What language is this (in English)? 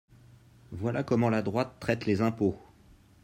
French